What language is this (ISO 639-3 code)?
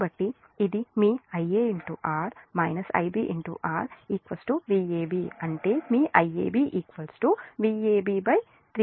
tel